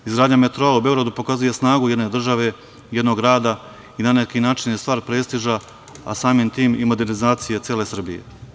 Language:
Serbian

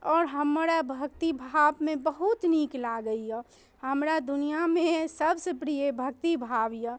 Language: Maithili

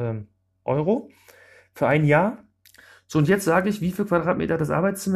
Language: German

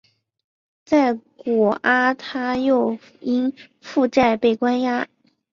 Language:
Chinese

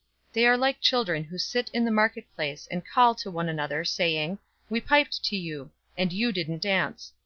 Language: English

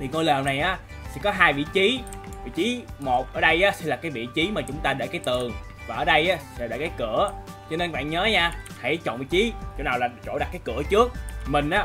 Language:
Vietnamese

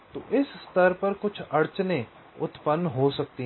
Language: Hindi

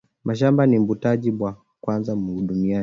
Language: Swahili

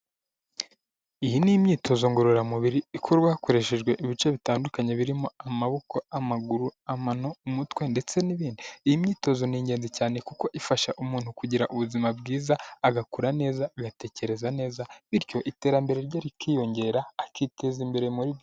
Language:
Kinyarwanda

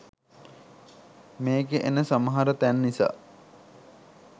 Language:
Sinhala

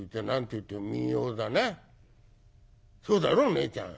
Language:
Japanese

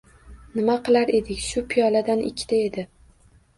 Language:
Uzbek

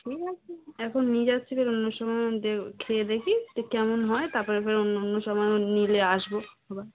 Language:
Bangla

